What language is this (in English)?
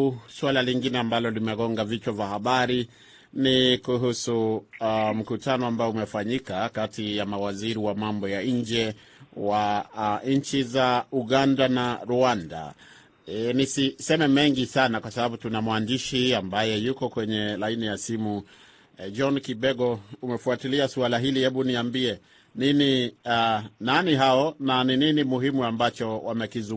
Swahili